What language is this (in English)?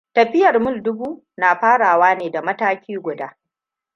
Hausa